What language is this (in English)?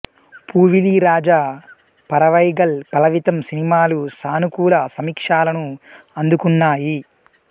Telugu